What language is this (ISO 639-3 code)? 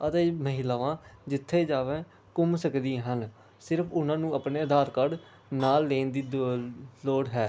pan